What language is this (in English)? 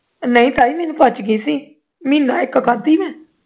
Punjabi